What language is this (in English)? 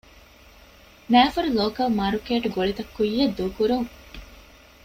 Divehi